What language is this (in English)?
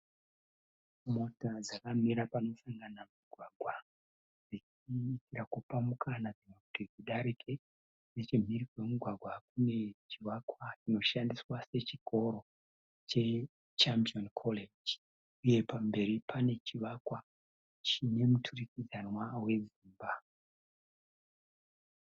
Shona